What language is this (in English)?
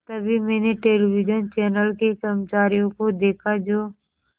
Hindi